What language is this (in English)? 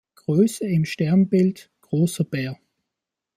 German